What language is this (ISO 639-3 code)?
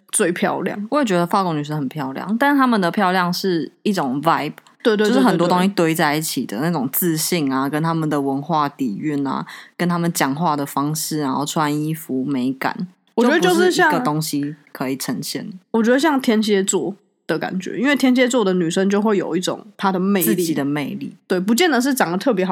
zho